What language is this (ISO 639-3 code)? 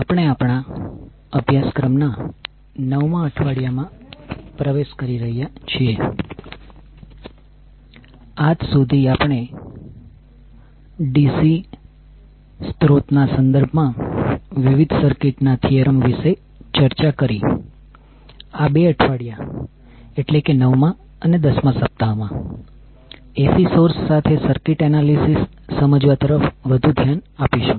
guj